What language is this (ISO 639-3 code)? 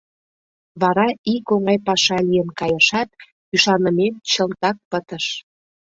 chm